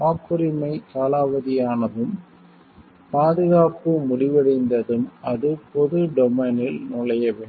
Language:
Tamil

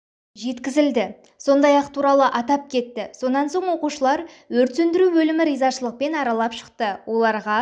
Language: Kazakh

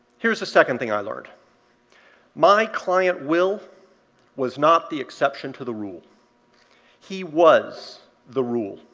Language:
English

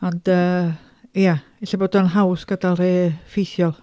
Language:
Welsh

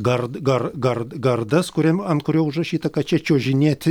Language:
Lithuanian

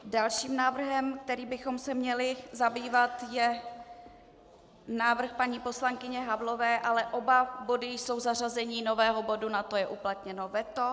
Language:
Czech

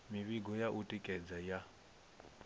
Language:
Venda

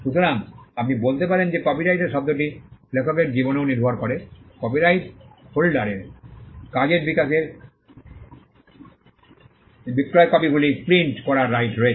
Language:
Bangla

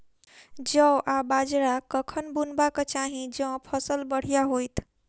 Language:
Maithili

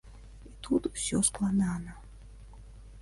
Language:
Belarusian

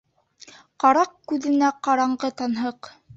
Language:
Bashkir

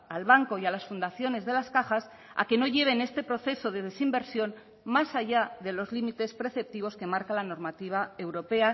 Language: Spanish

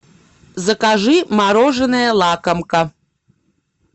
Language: Russian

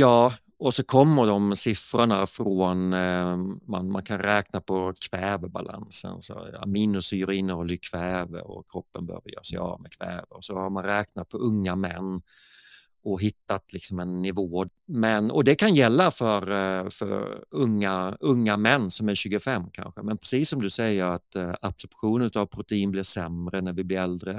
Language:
Swedish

